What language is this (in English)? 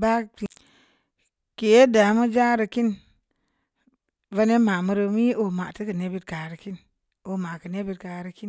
Samba Leko